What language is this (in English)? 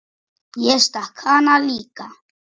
Icelandic